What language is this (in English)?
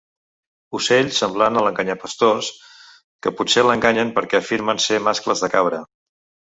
Catalan